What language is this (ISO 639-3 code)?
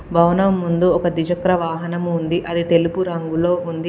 tel